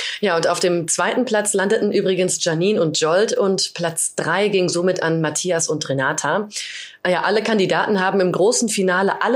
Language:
German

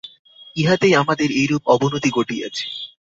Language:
Bangla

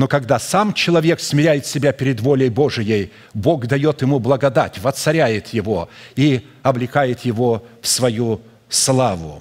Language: Russian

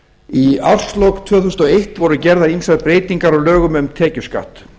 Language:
Icelandic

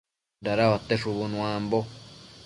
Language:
Matsés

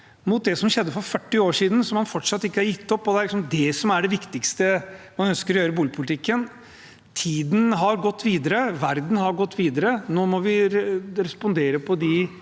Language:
Norwegian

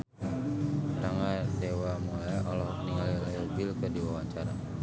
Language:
Sundanese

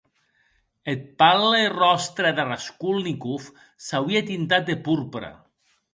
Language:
Occitan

